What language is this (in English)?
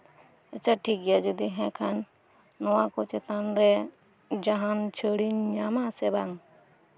Santali